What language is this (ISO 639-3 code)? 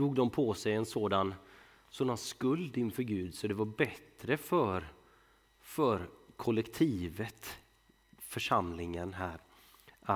swe